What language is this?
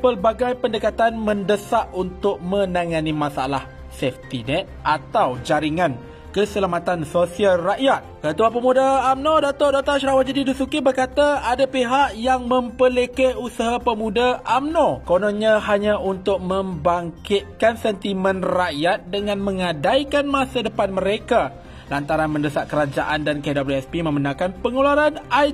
Malay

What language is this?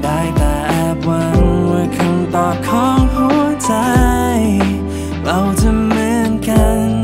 Thai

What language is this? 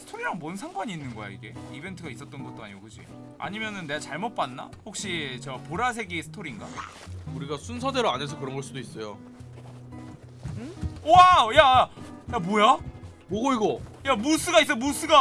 Korean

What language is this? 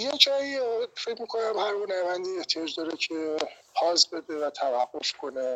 Persian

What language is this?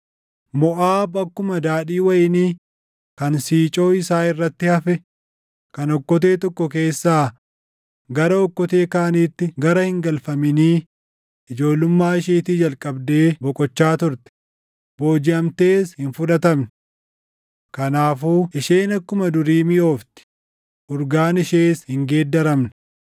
Oromo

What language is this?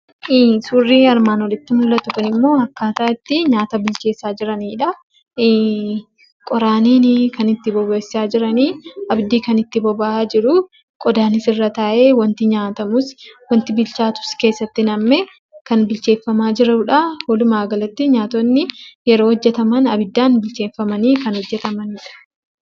Oromo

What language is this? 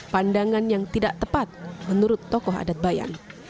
Indonesian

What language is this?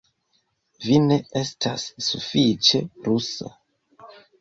Esperanto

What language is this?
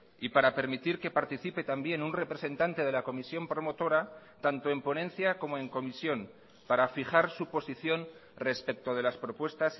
Spanish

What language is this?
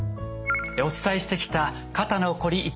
Japanese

